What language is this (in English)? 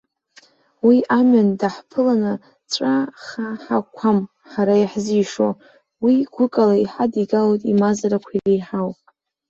Abkhazian